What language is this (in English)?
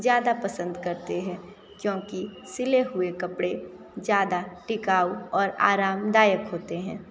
Hindi